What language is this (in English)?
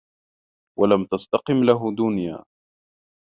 Arabic